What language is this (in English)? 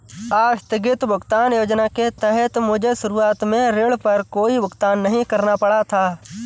Hindi